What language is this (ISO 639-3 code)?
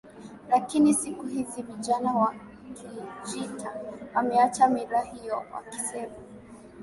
swa